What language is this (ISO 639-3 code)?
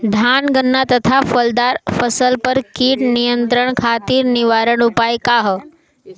bho